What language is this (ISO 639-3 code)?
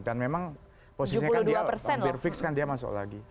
ind